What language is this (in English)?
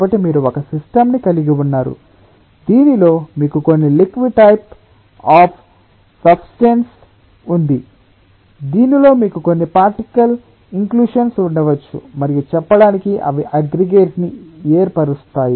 Telugu